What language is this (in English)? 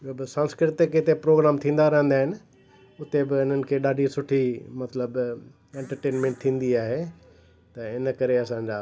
Sindhi